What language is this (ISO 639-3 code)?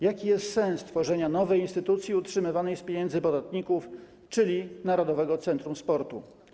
pol